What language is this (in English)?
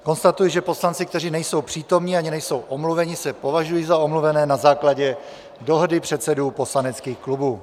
Czech